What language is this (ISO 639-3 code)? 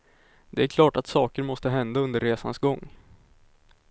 swe